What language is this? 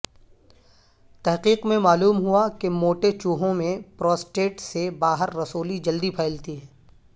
Urdu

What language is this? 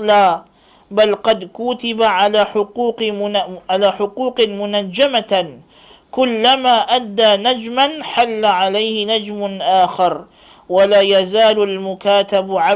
Malay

